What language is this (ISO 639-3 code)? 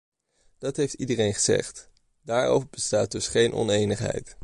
nld